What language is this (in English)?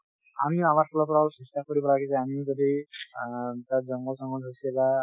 Assamese